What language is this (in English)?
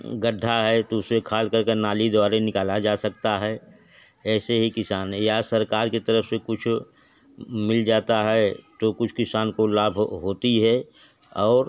Hindi